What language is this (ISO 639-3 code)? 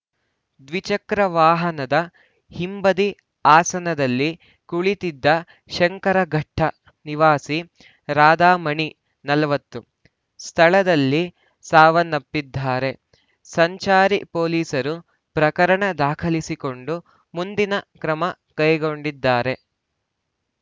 kan